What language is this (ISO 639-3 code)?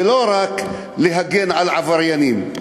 heb